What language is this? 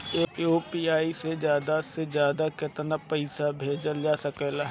Bhojpuri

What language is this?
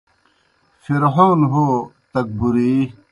Kohistani Shina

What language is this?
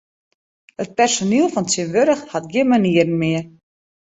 Western Frisian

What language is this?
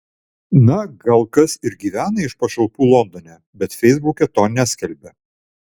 Lithuanian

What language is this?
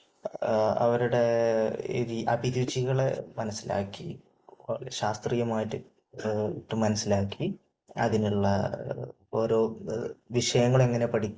Malayalam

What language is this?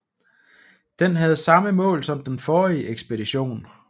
Danish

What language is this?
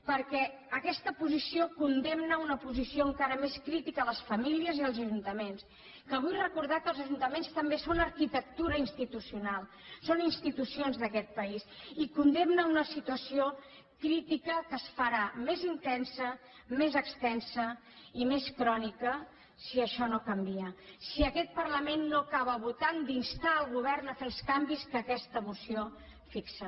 Catalan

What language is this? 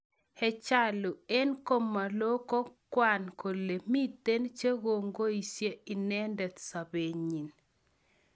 Kalenjin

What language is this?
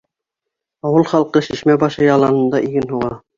Bashkir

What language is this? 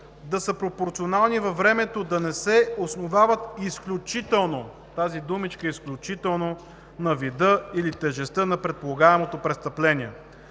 Bulgarian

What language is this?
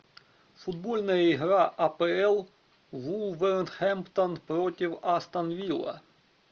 Russian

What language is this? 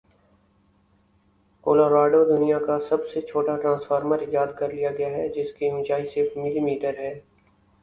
Urdu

